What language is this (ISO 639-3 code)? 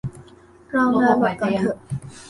tha